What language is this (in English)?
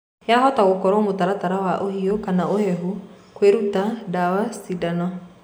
Kikuyu